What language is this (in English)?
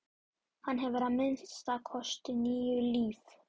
Icelandic